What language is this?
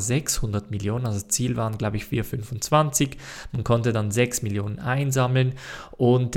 German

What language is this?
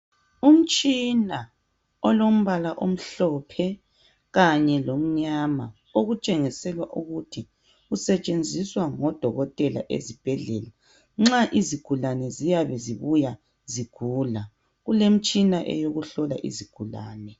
North Ndebele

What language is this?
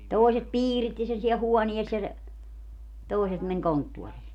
Finnish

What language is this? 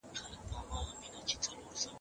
Pashto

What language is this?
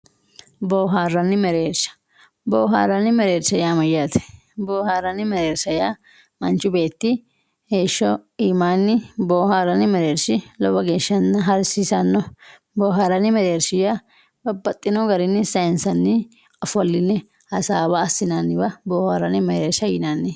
Sidamo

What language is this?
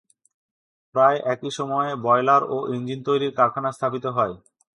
Bangla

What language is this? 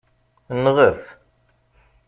Kabyle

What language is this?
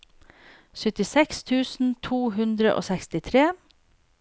Norwegian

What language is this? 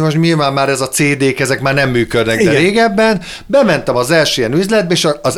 Hungarian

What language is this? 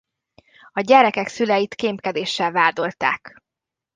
Hungarian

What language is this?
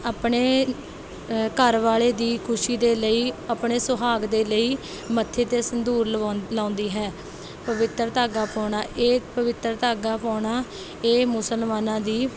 Punjabi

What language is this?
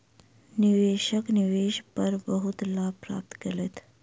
Maithili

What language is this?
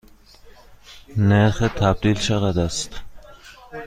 Persian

